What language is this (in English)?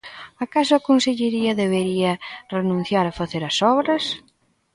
Galician